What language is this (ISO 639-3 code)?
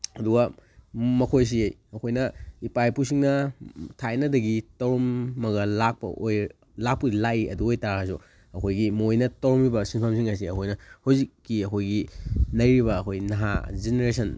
mni